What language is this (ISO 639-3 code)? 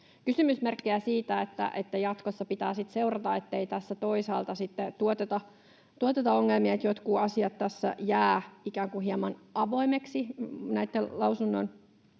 fin